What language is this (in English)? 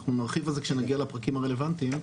Hebrew